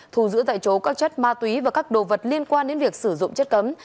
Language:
Vietnamese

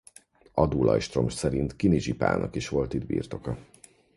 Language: Hungarian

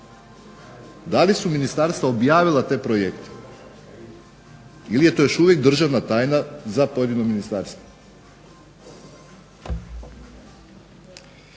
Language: Croatian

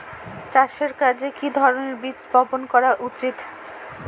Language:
Bangla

